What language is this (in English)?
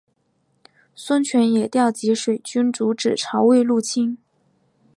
Chinese